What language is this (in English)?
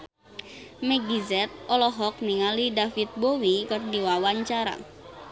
Sundanese